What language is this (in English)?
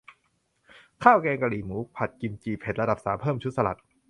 Thai